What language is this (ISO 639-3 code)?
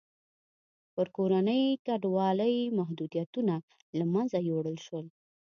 pus